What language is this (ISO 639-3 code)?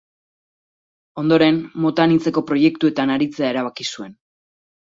eus